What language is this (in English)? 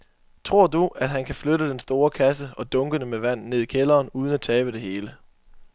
Danish